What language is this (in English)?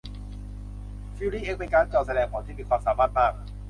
Thai